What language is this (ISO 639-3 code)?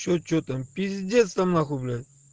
rus